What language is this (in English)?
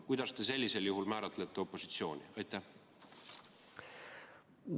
Estonian